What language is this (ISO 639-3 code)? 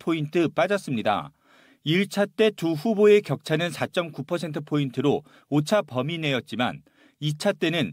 kor